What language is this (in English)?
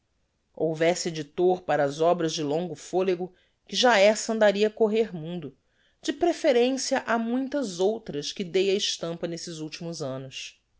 Portuguese